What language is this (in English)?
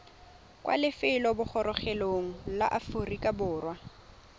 Tswana